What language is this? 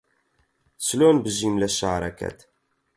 Central Kurdish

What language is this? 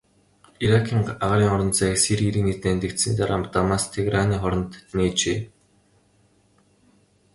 Mongolian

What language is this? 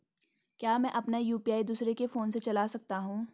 Hindi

